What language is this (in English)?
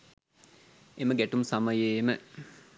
Sinhala